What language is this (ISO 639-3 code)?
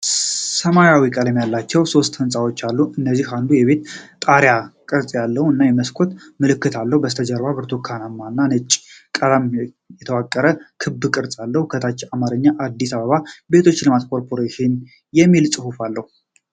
amh